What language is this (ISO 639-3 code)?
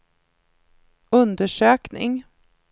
swe